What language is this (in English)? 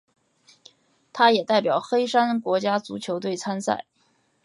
Chinese